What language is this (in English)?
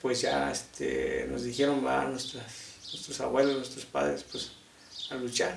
Spanish